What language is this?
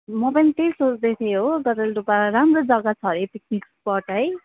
Nepali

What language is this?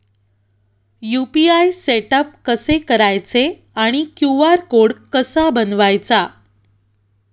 Marathi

